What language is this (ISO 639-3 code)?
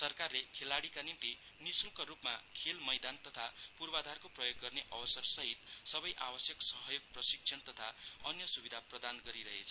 nep